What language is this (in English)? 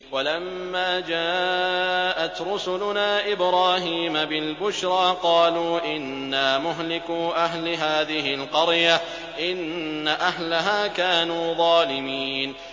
Arabic